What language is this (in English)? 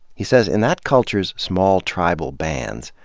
English